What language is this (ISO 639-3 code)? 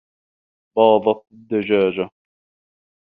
ara